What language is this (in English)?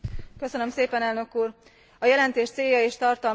Hungarian